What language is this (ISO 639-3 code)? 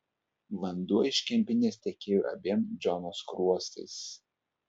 lit